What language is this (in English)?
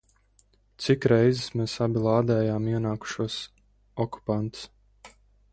Latvian